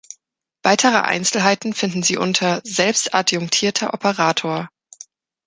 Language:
German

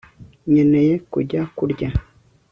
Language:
Kinyarwanda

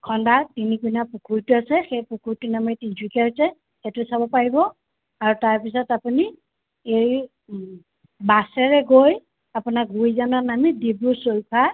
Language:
Assamese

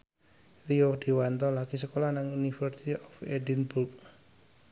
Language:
Javanese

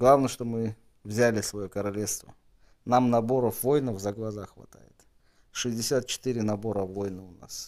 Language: Russian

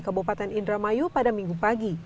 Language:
Indonesian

